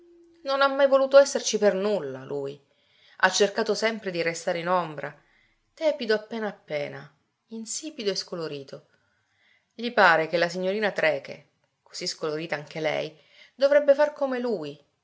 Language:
Italian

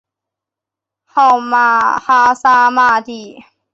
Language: Chinese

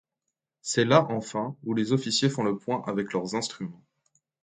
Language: French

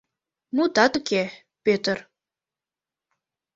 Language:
Mari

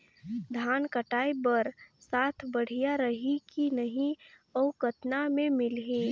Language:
Chhattisgarhi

